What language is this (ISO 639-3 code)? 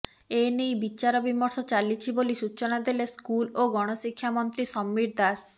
ori